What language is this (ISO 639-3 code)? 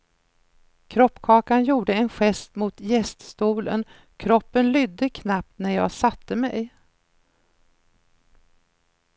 swe